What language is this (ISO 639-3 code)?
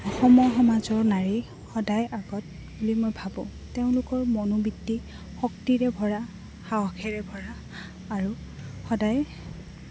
asm